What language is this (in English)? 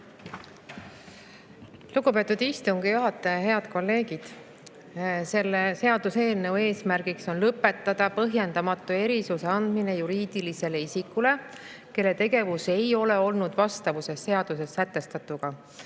Estonian